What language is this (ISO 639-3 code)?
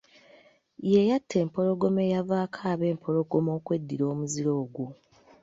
lug